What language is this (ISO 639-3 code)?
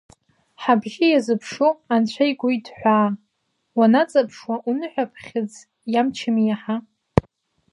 abk